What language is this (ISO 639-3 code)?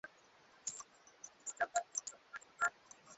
swa